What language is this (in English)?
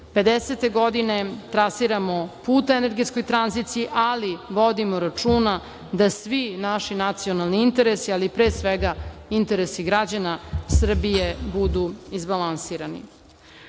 Serbian